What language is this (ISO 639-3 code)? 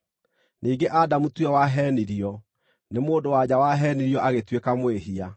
kik